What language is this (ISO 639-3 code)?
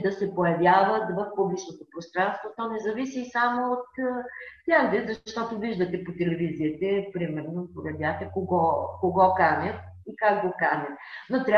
bul